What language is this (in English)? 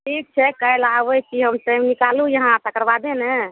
Maithili